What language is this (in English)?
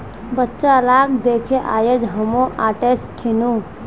Magahi